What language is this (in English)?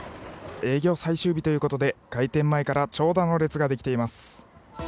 Japanese